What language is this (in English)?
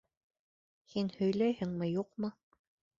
Bashkir